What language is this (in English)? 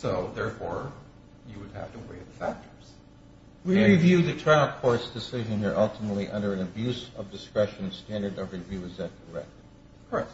English